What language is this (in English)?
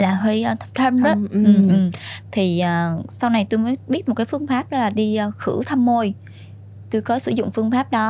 Vietnamese